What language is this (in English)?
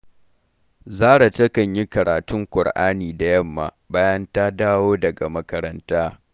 Hausa